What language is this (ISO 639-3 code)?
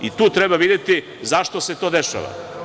srp